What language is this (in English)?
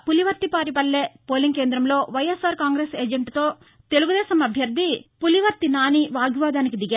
Telugu